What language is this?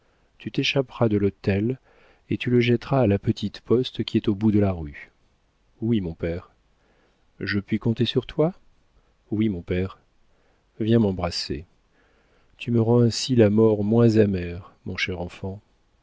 French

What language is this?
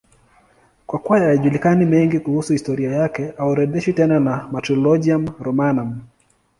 Swahili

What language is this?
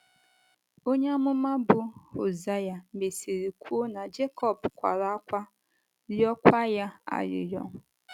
Igbo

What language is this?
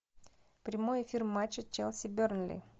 Russian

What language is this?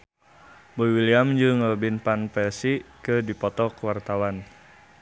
Sundanese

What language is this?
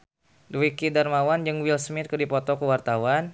Sundanese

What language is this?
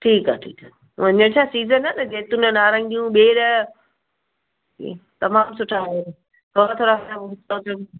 Sindhi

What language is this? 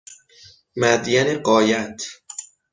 Persian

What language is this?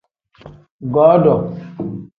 Tem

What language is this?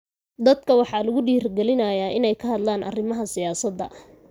Somali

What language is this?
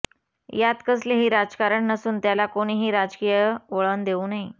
Marathi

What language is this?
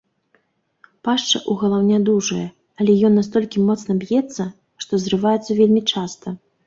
Belarusian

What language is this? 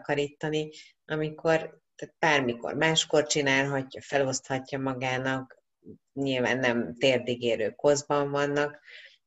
Hungarian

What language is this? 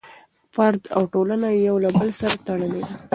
Pashto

